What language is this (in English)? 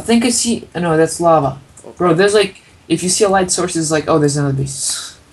English